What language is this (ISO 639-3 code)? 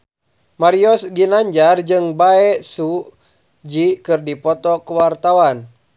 sun